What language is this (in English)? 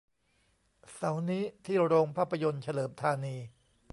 Thai